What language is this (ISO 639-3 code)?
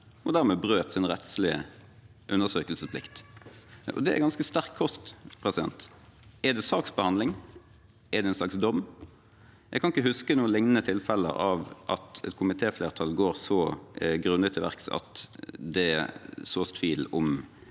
nor